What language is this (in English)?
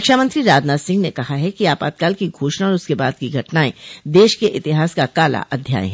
Hindi